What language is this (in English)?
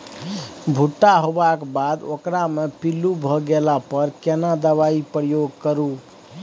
Maithili